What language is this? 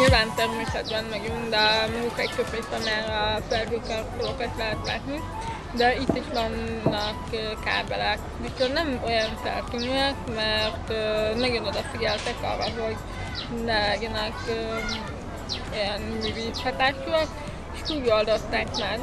Hungarian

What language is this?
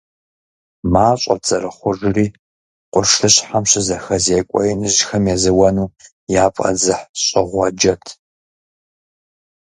Kabardian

